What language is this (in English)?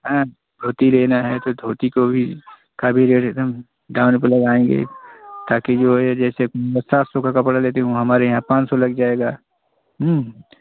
Hindi